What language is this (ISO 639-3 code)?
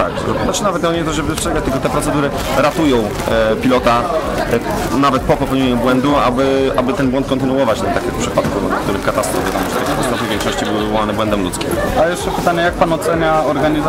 pol